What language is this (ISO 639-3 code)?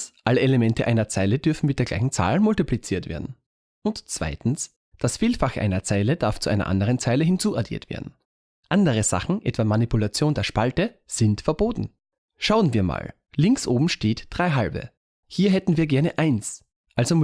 deu